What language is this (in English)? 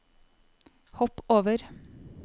Norwegian